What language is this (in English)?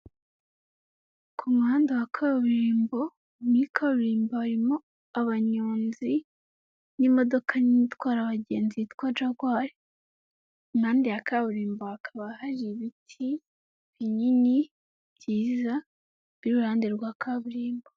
Kinyarwanda